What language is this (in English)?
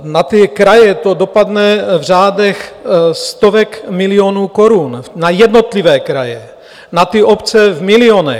Czech